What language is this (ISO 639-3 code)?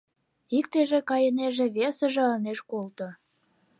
chm